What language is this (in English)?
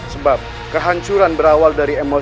Indonesian